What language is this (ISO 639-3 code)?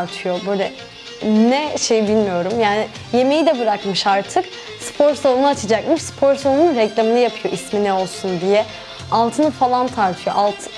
tur